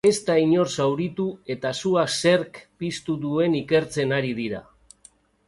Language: Basque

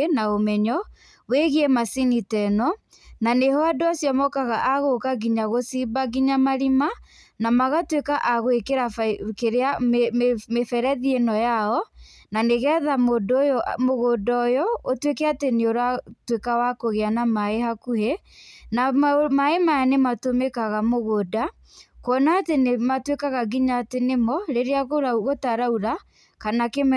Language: Kikuyu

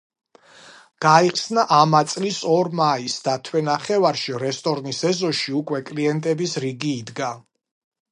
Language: Georgian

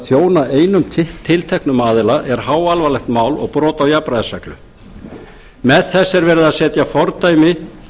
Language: Icelandic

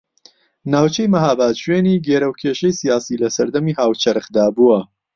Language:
Central Kurdish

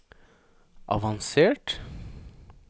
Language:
Norwegian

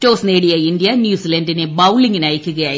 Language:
Malayalam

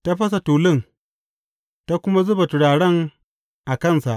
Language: Hausa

